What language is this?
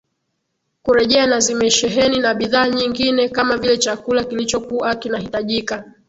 Swahili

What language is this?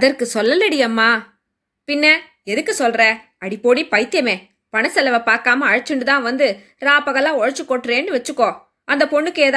Tamil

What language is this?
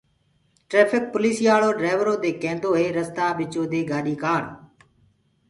Gurgula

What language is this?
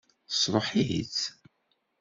Kabyle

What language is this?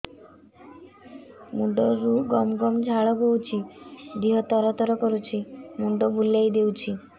Odia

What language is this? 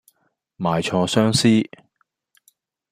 Cantonese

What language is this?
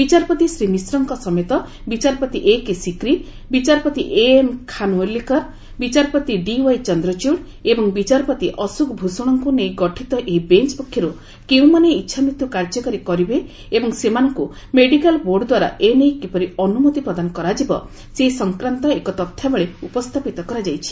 Odia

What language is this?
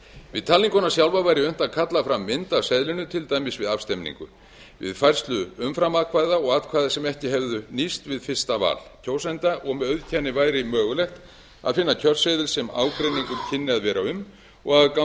Icelandic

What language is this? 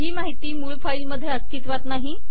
Marathi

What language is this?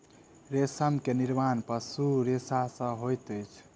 Maithili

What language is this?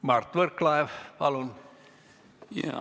Estonian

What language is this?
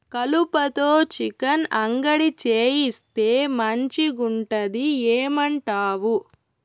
Telugu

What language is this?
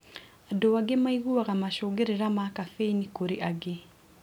Kikuyu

